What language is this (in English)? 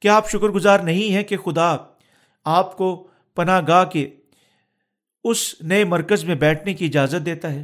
Urdu